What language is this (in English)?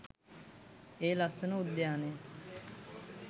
Sinhala